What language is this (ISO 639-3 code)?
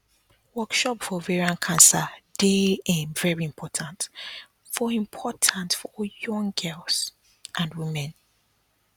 pcm